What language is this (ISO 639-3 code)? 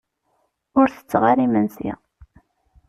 kab